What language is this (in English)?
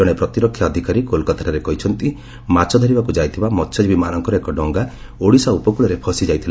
Odia